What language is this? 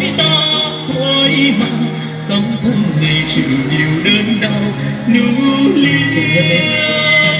Vietnamese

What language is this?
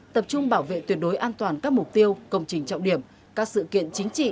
Vietnamese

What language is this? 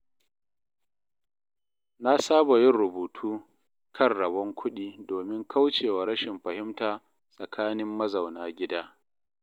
Hausa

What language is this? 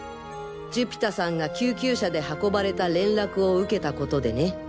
Japanese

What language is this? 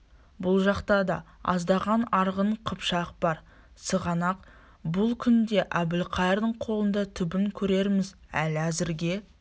Kazakh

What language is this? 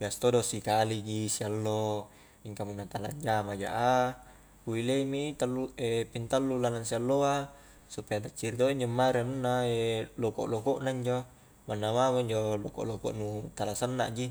Highland Konjo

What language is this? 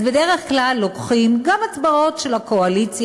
Hebrew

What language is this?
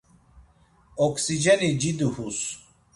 Laz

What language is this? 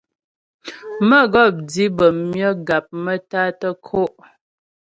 Ghomala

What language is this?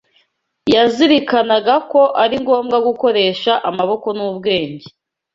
Kinyarwanda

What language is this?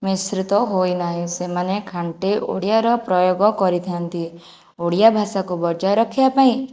Odia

